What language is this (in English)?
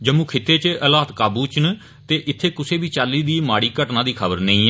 Dogri